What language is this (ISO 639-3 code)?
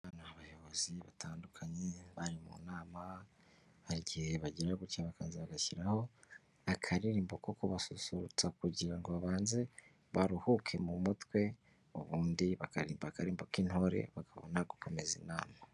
kin